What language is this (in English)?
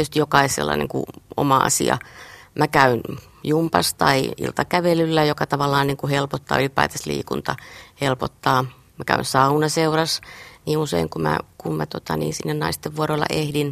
Finnish